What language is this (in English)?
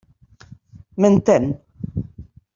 Catalan